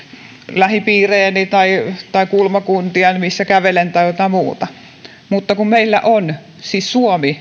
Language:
Finnish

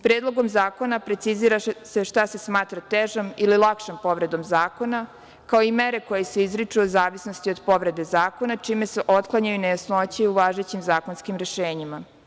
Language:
Serbian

